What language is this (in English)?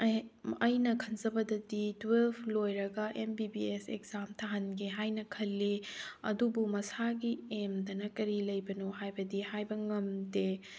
Manipuri